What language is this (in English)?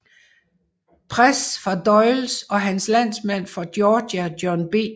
Danish